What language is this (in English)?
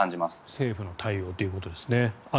Japanese